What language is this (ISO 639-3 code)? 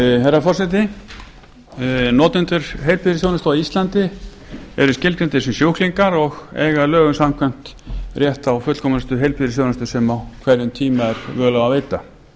isl